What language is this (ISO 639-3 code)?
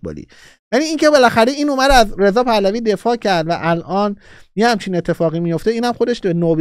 fas